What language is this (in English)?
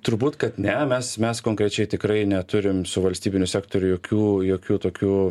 Lithuanian